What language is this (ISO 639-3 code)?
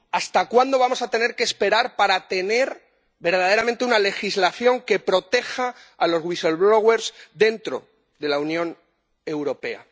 spa